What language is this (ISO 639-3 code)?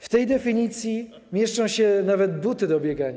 pol